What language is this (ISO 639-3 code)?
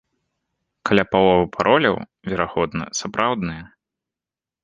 bel